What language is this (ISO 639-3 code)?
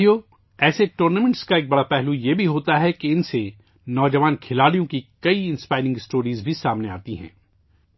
urd